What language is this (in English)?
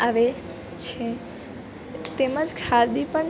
Gujarati